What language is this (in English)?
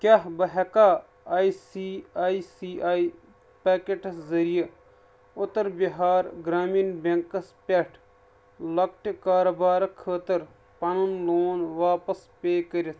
Kashmiri